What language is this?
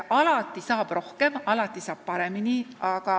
Estonian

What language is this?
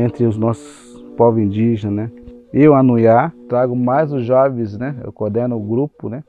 Portuguese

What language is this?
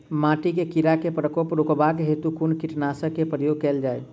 Maithili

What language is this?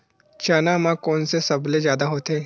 Chhattisgarhi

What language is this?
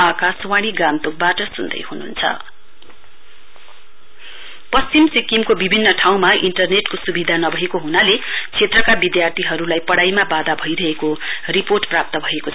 Nepali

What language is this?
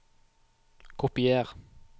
Norwegian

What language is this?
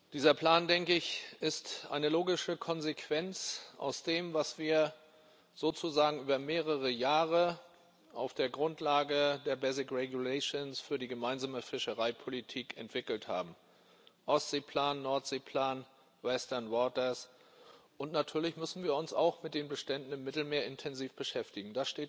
German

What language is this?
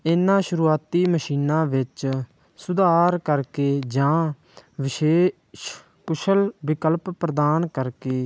Punjabi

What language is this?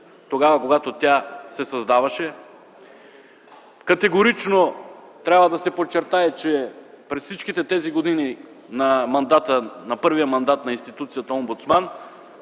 Bulgarian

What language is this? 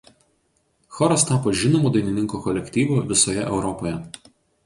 Lithuanian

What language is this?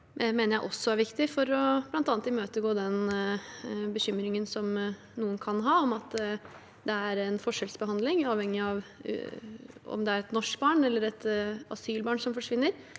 Norwegian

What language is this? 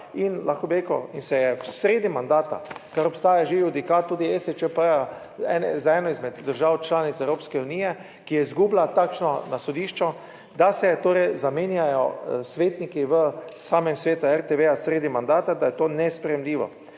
Slovenian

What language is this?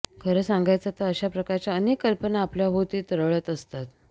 Marathi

